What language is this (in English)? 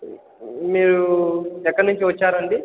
Telugu